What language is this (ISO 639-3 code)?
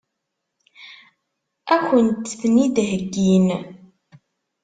kab